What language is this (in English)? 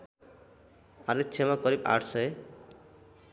Nepali